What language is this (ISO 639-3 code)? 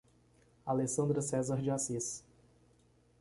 por